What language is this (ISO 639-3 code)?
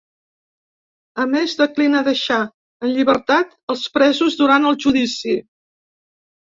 cat